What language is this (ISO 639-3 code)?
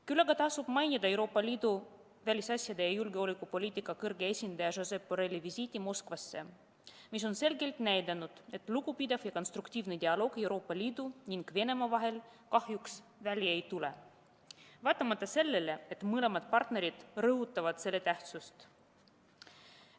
est